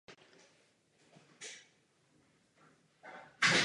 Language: Czech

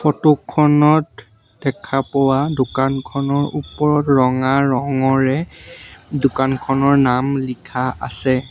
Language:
Assamese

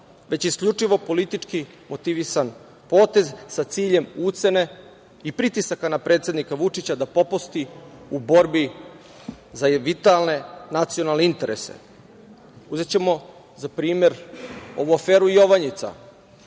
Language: Serbian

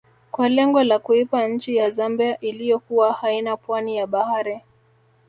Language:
Swahili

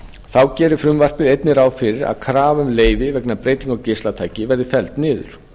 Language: Icelandic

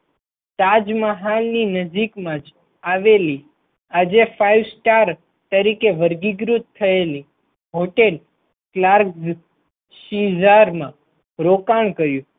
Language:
Gujarati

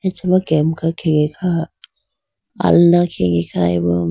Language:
Idu-Mishmi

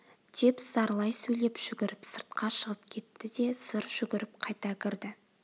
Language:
Kazakh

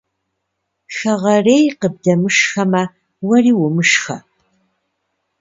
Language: Kabardian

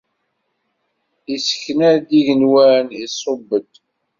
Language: Kabyle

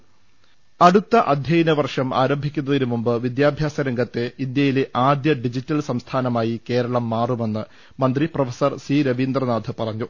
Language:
Malayalam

